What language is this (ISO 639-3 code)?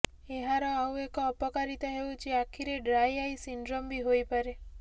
ori